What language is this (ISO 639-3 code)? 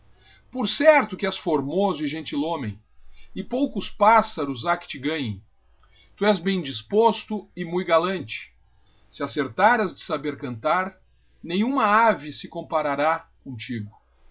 por